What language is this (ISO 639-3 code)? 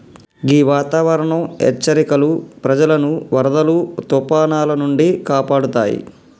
tel